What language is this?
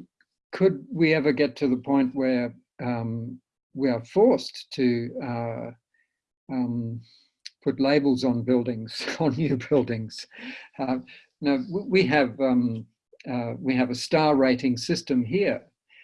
English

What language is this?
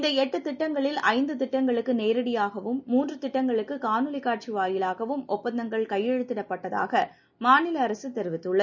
Tamil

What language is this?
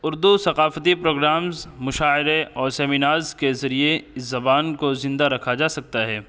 Urdu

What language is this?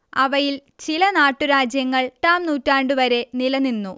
Malayalam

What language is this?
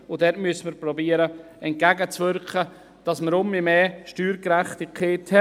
Swiss German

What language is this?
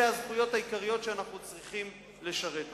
Hebrew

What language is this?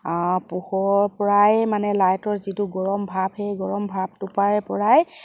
Assamese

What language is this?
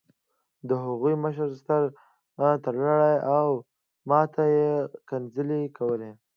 Pashto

